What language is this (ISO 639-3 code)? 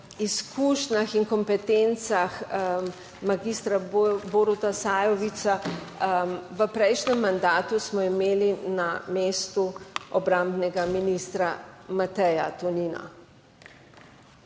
slv